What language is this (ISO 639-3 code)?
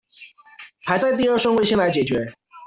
zho